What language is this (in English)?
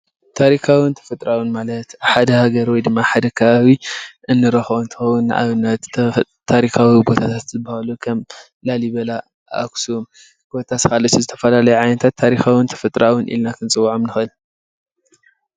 Tigrinya